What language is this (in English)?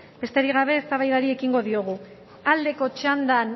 Basque